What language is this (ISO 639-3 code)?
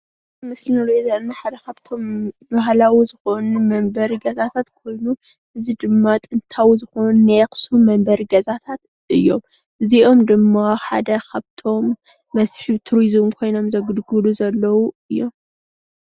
tir